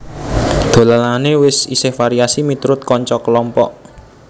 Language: Javanese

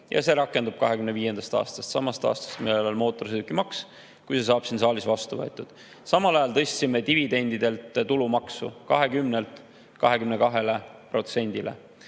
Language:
Estonian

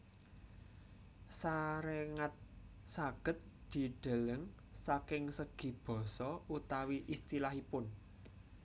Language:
Javanese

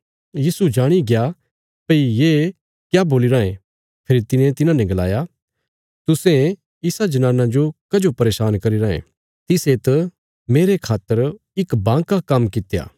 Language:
Bilaspuri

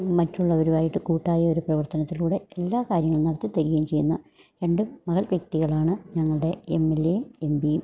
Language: Malayalam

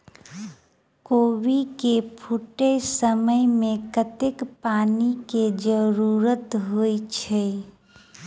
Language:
Maithili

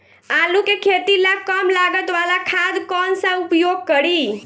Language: Bhojpuri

